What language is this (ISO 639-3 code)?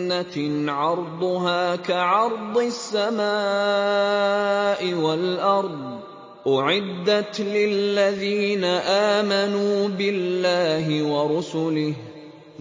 ara